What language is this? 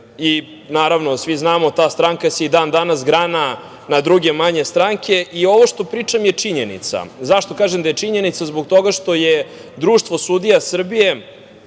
Serbian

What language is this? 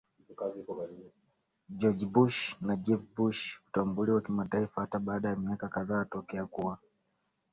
Swahili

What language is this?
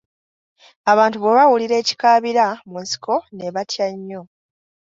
Ganda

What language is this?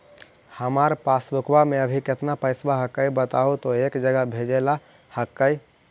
Magahi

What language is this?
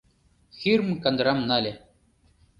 Mari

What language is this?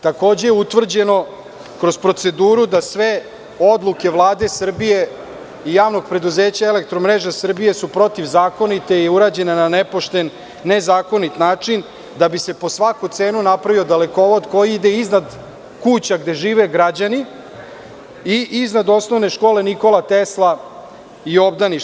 Serbian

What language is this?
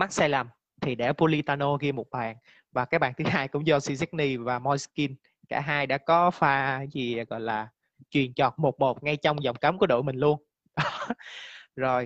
Vietnamese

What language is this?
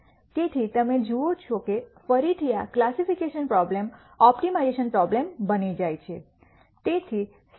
Gujarati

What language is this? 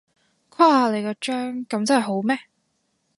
Cantonese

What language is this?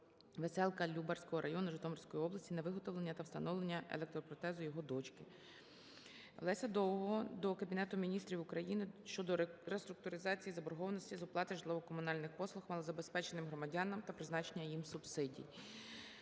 Ukrainian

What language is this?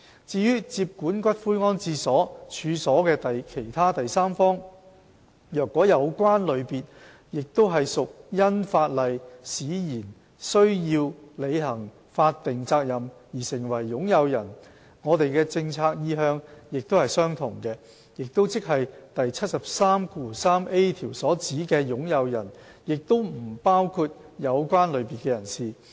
Cantonese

